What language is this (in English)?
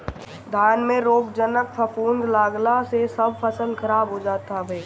Bhojpuri